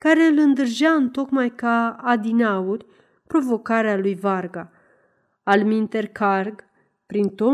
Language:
Romanian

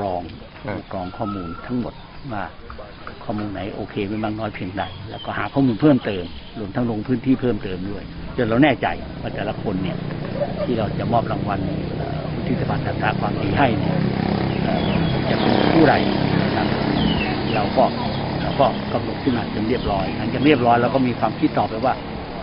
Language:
Thai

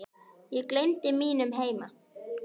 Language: Icelandic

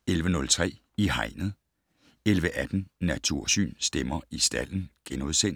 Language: Danish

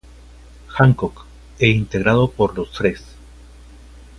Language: Spanish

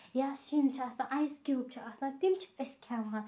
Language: Kashmiri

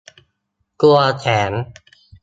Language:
Thai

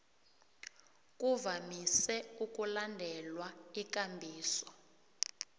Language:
South Ndebele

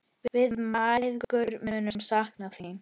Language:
Icelandic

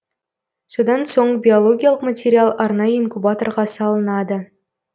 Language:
Kazakh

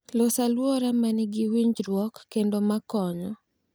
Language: Luo (Kenya and Tanzania)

